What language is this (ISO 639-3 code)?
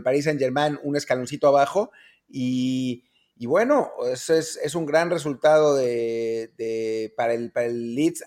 spa